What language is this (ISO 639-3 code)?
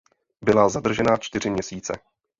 ces